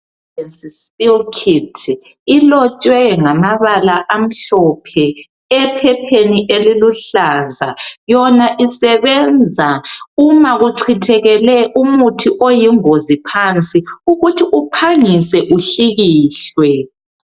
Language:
North Ndebele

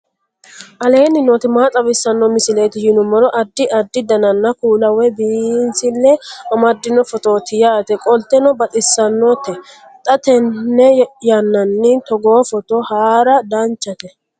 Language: Sidamo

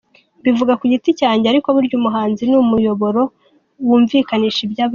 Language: Kinyarwanda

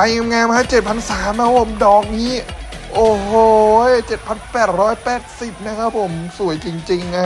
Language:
Thai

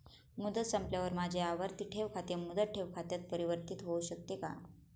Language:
Marathi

